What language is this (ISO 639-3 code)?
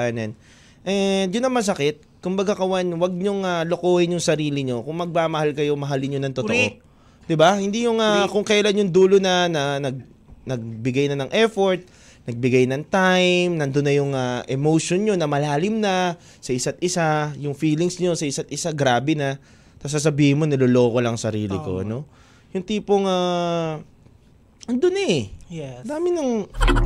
fil